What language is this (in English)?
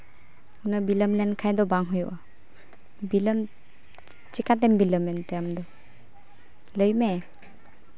Santali